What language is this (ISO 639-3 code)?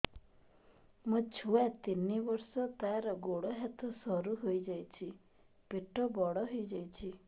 ori